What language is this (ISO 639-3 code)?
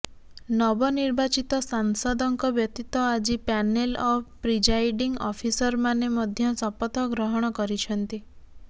ori